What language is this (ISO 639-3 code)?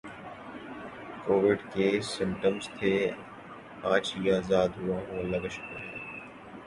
urd